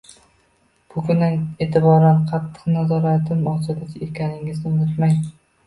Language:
Uzbek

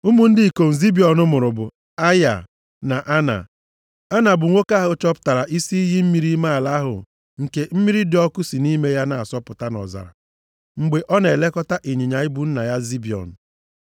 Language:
Igbo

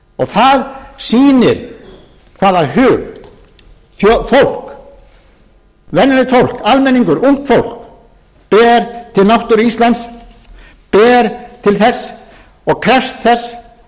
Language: Icelandic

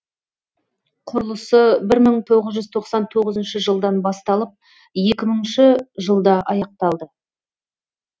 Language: Kazakh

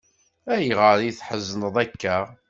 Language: Kabyle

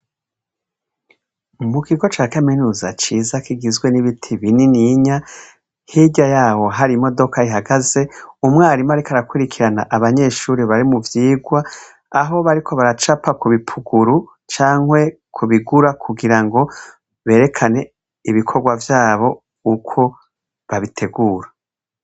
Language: Rundi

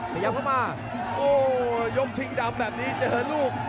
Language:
Thai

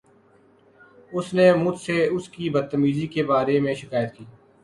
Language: Urdu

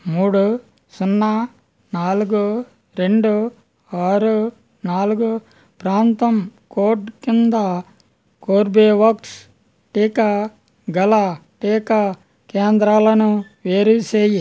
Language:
Telugu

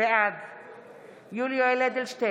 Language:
Hebrew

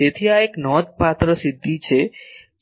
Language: Gujarati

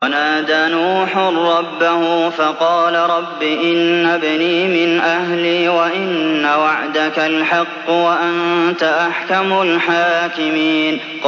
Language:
Arabic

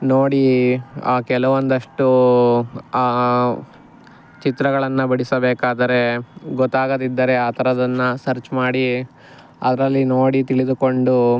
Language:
Kannada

